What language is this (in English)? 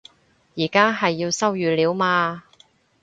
Cantonese